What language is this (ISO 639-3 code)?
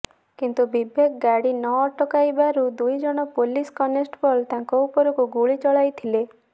ori